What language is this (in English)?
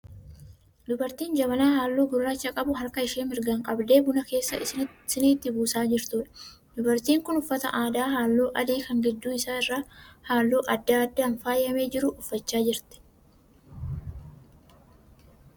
Oromo